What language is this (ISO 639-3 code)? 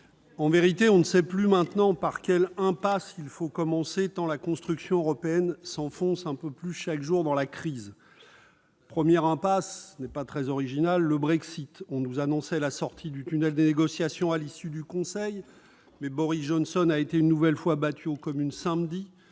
fra